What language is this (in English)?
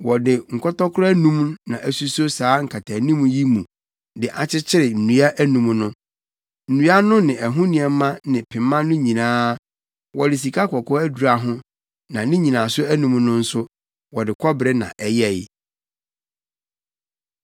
Akan